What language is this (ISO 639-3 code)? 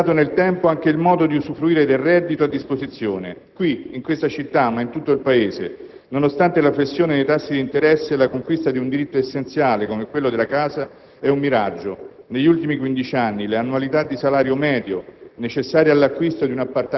ita